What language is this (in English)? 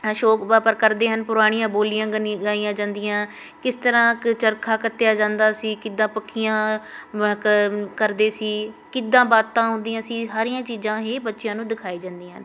Punjabi